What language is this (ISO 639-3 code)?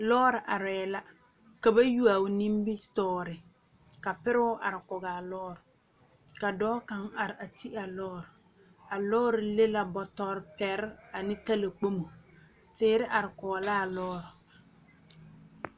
dga